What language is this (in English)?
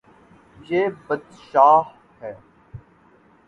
Urdu